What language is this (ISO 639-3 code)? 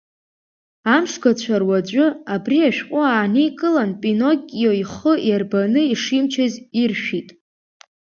abk